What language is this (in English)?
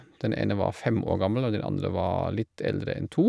Norwegian